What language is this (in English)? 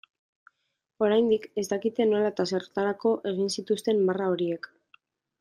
Basque